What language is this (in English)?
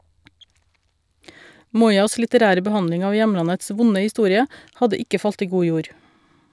Norwegian